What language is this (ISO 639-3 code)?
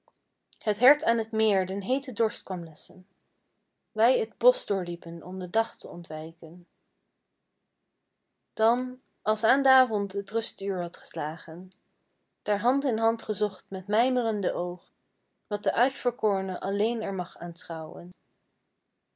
nld